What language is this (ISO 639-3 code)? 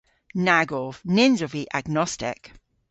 cor